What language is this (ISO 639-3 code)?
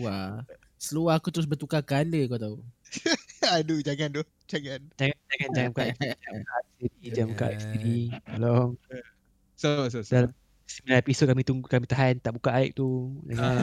msa